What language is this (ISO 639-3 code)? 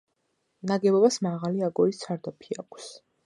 kat